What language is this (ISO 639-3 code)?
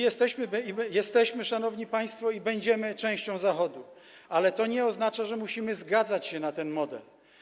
pol